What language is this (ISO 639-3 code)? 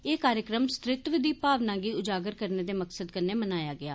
doi